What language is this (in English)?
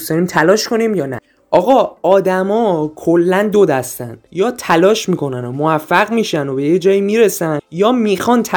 Persian